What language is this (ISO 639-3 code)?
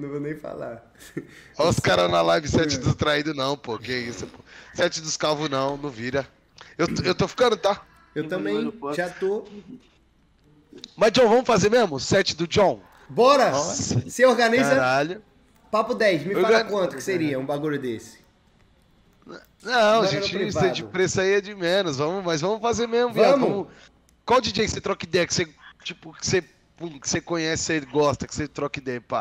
por